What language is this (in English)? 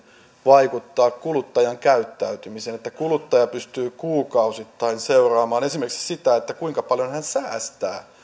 Finnish